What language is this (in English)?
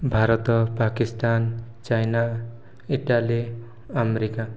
Odia